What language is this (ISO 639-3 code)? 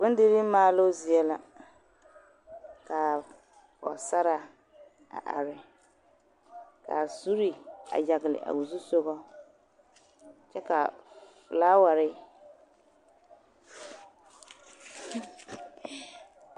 dga